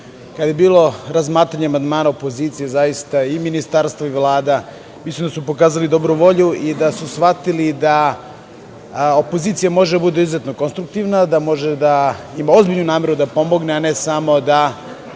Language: Serbian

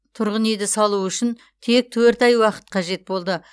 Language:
Kazakh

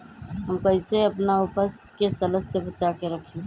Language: Magahi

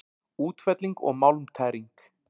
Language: Icelandic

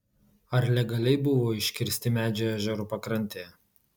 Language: Lithuanian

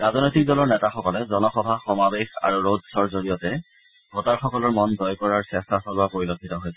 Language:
Assamese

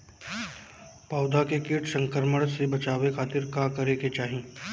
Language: Bhojpuri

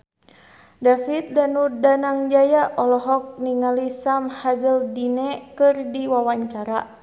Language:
Sundanese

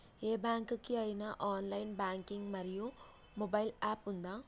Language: Telugu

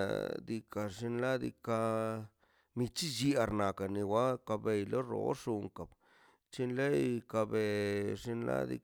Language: Mazaltepec Zapotec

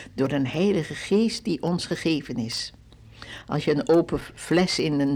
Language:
Dutch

